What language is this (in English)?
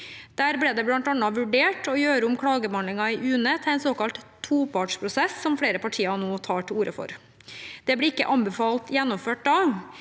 Norwegian